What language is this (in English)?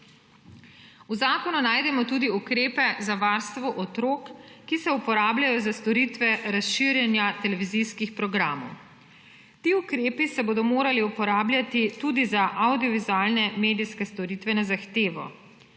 Slovenian